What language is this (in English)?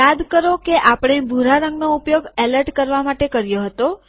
Gujarati